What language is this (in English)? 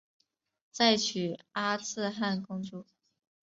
Chinese